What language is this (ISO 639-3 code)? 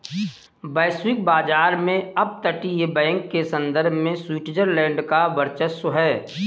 hin